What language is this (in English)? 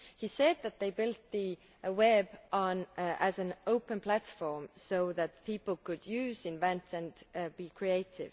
English